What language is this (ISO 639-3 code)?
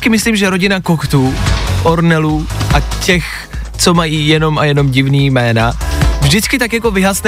ces